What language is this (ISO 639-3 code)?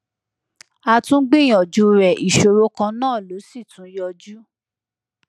yor